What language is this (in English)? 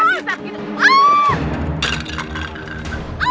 Indonesian